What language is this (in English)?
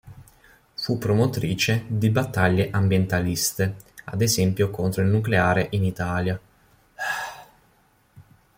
Italian